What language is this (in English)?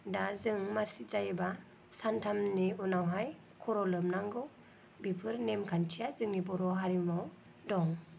Bodo